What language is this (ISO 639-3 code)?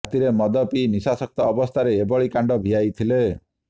ori